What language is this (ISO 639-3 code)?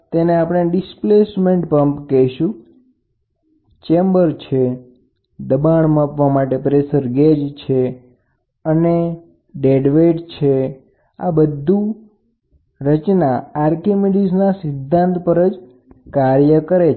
guj